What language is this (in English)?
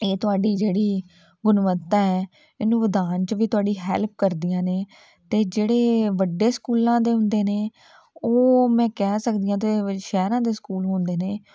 Punjabi